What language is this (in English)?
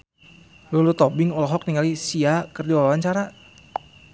Sundanese